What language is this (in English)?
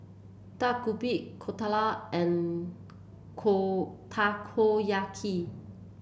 English